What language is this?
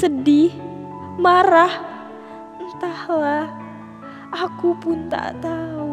Indonesian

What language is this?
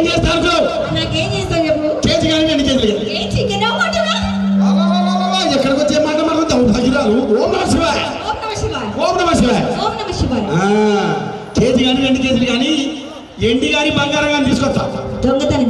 Telugu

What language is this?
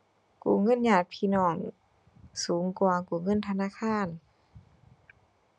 Thai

